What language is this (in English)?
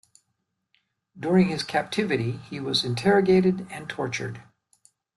English